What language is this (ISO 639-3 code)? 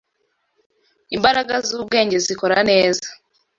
kin